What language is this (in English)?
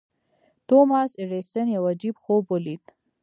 Pashto